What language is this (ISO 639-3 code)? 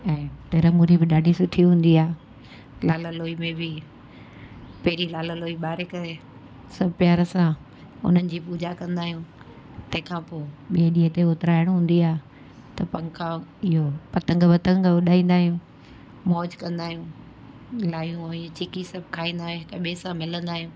snd